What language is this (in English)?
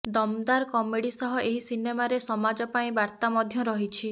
Odia